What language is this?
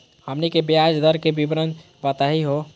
Magahi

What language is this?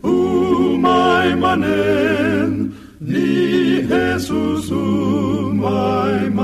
Filipino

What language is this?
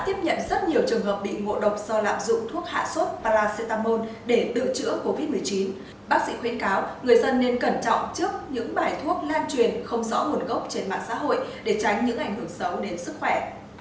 Vietnamese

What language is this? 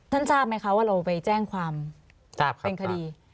Thai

